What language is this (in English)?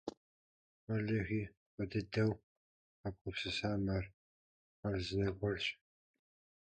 Kabardian